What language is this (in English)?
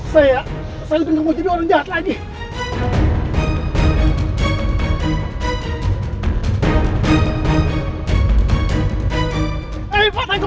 Indonesian